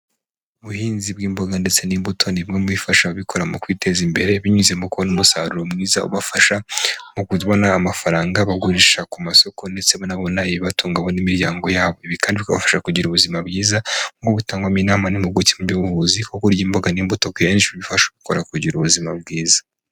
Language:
Kinyarwanda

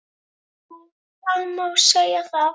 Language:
Icelandic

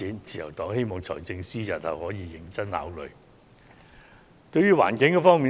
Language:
Cantonese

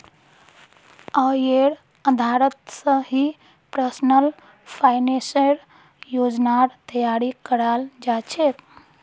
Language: Magahi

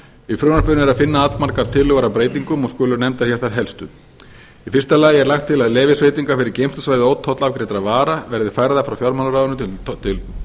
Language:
Icelandic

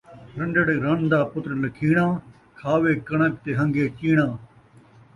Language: Saraiki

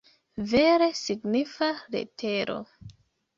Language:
Esperanto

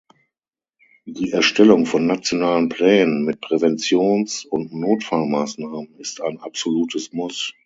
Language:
German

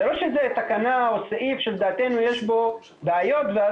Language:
Hebrew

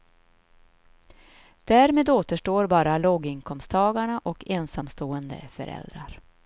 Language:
Swedish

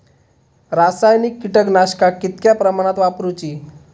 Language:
Marathi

